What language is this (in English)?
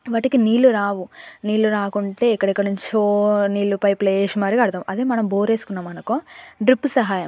Telugu